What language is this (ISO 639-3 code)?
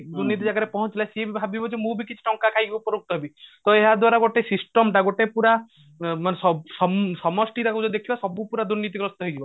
ori